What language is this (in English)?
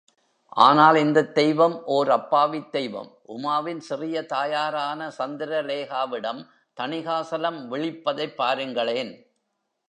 Tamil